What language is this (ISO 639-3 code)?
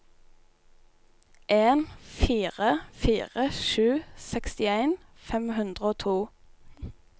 nor